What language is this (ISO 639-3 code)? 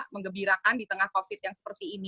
ind